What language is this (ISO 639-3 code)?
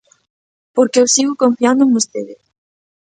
glg